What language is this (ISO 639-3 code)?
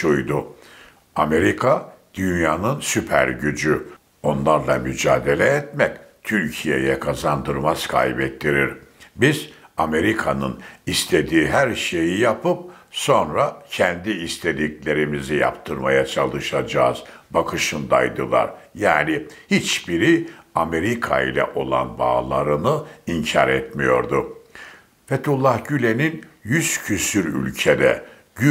tur